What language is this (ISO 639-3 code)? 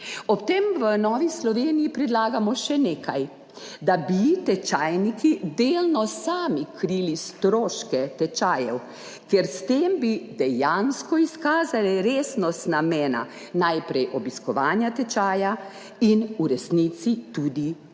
slv